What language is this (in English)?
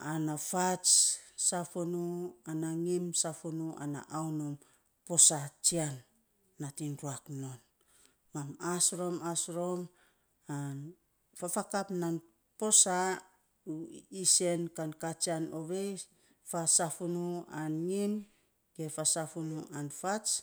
Saposa